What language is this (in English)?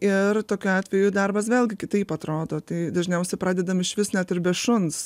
Lithuanian